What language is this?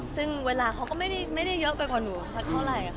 Thai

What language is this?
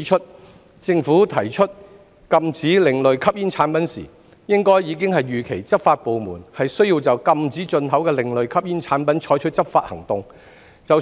Cantonese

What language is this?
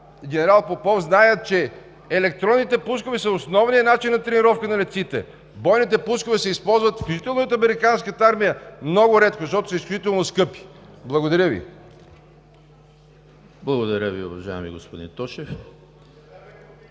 Bulgarian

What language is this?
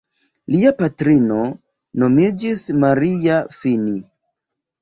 Esperanto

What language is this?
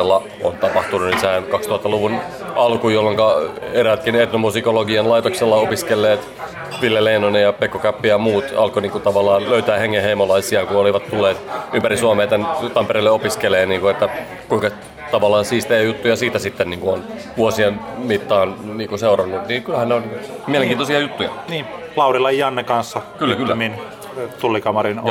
Finnish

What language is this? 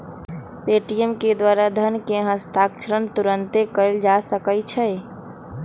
Magahi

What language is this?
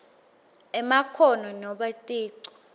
Swati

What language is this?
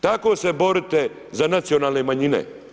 Croatian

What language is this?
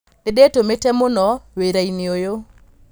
Kikuyu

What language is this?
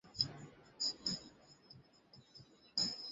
Bangla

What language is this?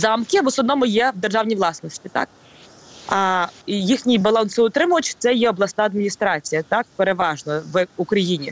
Ukrainian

